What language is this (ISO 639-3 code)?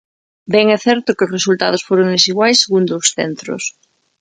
glg